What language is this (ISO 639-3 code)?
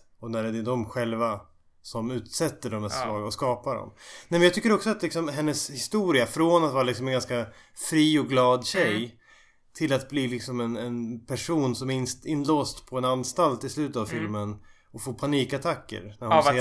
swe